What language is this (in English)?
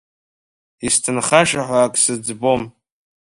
Abkhazian